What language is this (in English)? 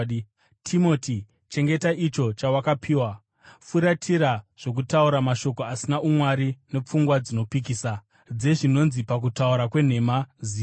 Shona